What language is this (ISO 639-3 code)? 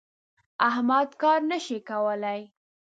pus